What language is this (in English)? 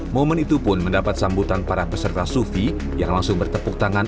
Indonesian